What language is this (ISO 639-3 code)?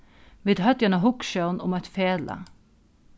fao